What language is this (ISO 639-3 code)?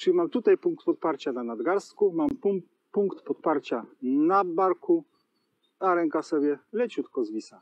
pol